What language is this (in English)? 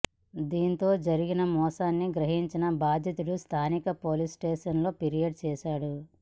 Telugu